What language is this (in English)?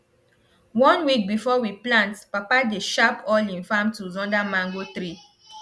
Nigerian Pidgin